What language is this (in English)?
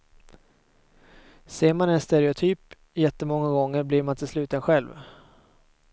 Swedish